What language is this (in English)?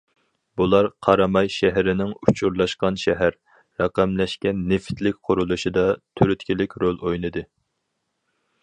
Uyghur